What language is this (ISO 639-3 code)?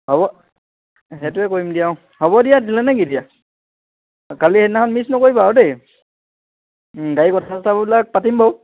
asm